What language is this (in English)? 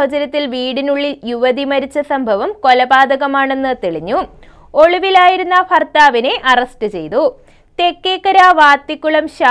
Malayalam